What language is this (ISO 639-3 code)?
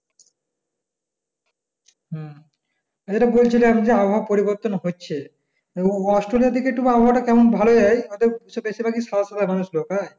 ben